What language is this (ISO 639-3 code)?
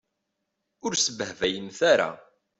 kab